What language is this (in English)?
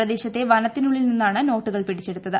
Malayalam